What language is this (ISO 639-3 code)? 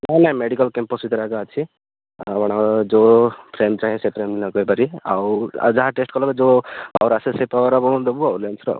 ori